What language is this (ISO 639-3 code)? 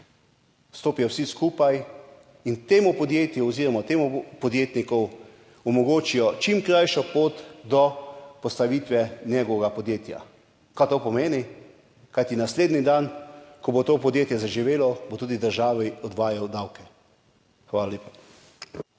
slv